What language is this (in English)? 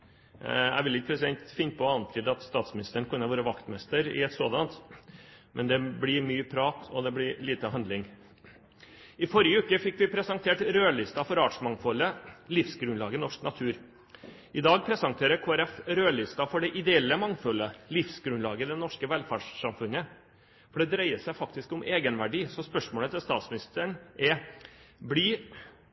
Norwegian Bokmål